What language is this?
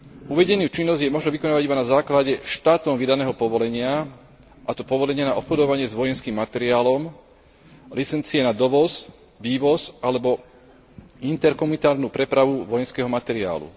Slovak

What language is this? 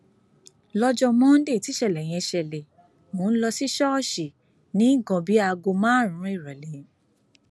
Yoruba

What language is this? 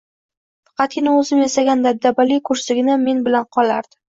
Uzbek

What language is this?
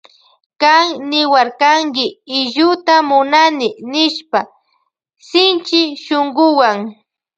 Loja Highland Quichua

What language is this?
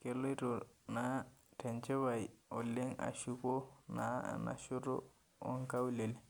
Masai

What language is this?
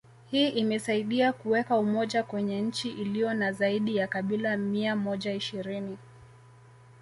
Swahili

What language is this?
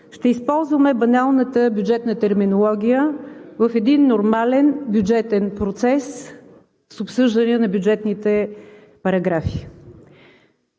Bulgarian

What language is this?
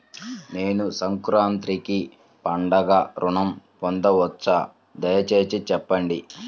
Telugu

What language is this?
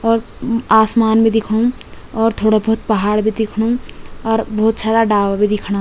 Garhwali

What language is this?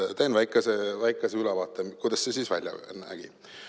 Estonian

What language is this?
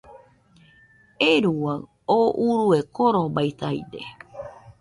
Nüpode Huitoto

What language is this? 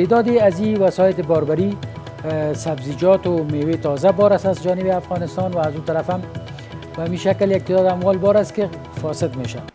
Persian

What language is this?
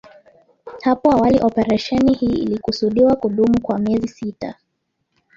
Swahili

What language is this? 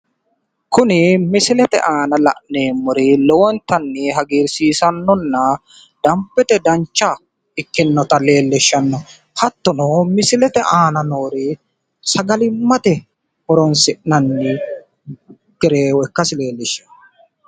Sidamo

